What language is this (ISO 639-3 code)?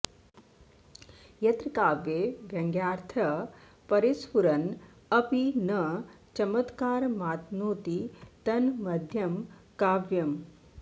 san